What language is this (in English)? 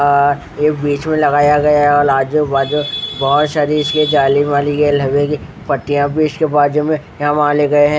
Hindi